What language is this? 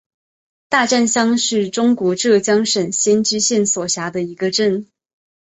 Chinese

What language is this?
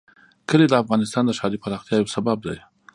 Pashto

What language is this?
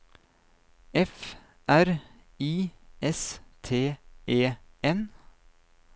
Norwegian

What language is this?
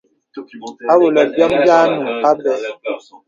Bebele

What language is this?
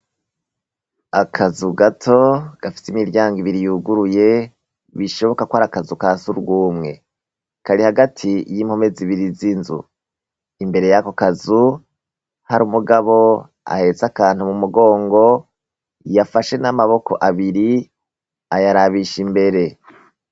Rundi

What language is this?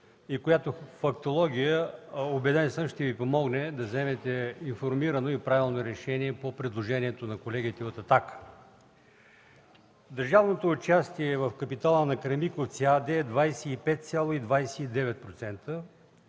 Bulgarian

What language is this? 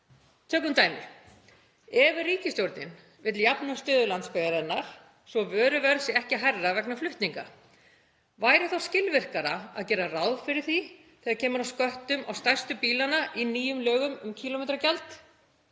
Icelandic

